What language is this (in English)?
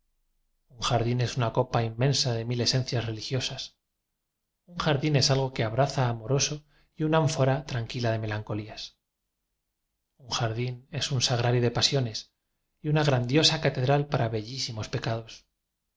Spanish